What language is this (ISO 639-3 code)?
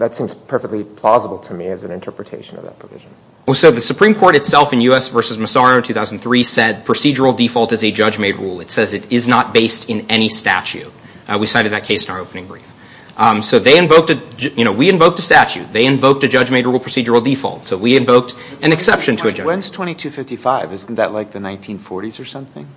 eng